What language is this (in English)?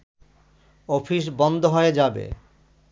Bangla